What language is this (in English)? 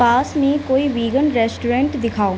Urdu